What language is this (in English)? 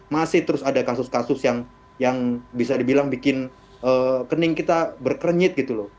Indonesian